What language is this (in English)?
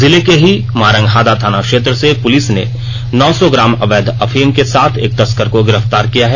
Hindi